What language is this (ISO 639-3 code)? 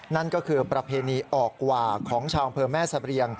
tha